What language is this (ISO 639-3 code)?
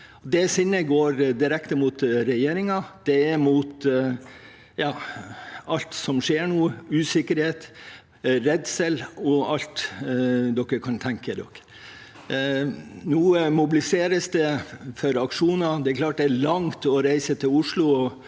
nor